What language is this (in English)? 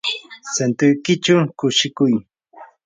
Yanahuanca Pasco Quechua